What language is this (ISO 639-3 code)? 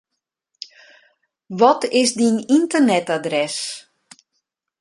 fry